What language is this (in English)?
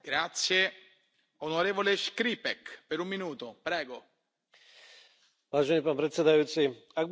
Slovak